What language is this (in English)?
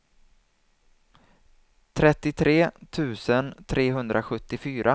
Swedish